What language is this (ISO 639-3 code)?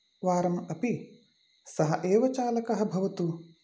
san